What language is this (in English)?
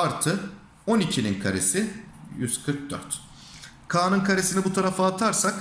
Turkish